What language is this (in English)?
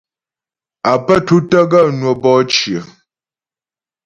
Ghomala